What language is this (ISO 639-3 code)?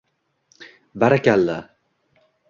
uzb